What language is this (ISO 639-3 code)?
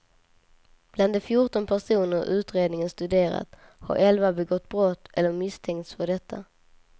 swe